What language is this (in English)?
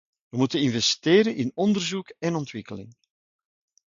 Dutch